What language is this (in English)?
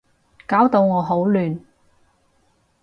Cantonese